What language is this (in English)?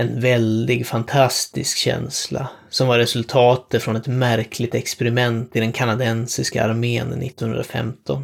Swedish